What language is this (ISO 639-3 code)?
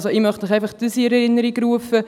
gsw